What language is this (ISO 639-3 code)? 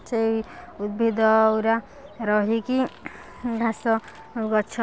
ori